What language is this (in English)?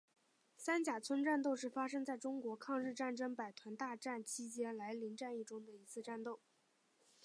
Chinese